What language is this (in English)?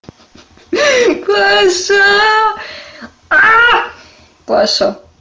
Russian